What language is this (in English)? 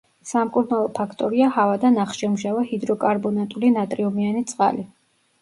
Georgian